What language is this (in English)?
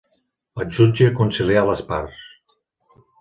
Catalan